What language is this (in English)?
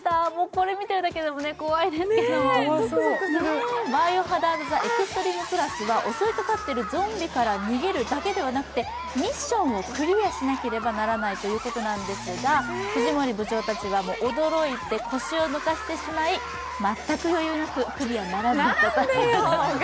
Japanese